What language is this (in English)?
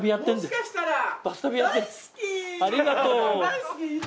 Japanese